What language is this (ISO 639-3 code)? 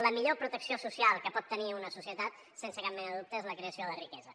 cat